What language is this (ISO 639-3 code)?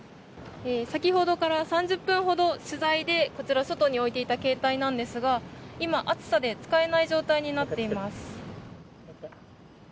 jpn